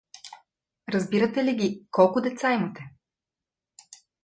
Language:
Bulgarian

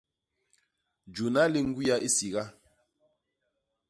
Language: Basaa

